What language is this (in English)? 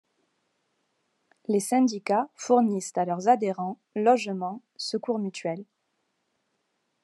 French